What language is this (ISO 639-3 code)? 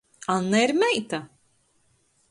ltg